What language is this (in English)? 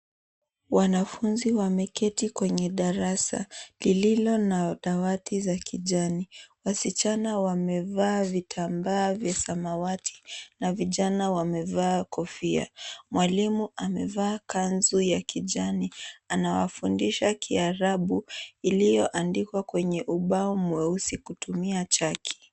Swahili